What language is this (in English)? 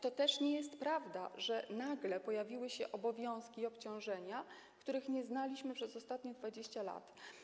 Polish